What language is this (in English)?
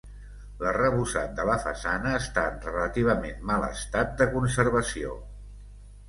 Catalan